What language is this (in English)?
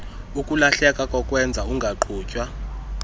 Xhosa